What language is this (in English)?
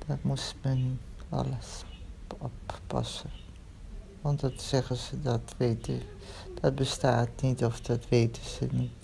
Dutch